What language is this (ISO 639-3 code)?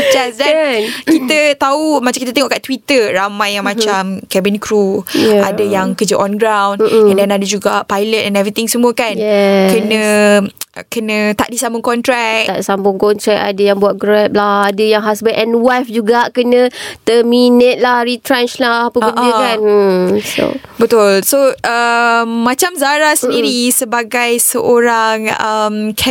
msa